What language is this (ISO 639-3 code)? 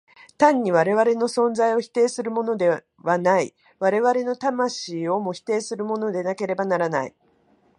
jpn